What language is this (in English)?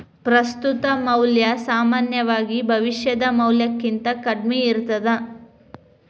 Kannada